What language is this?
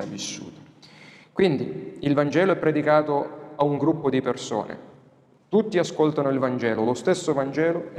Italian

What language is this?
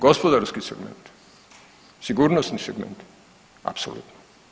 Croatian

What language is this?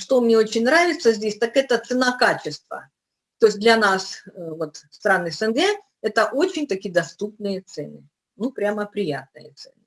Russian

